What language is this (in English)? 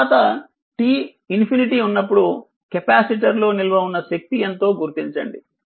Telugu